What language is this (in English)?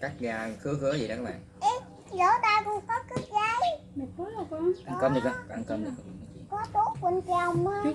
Vietnamese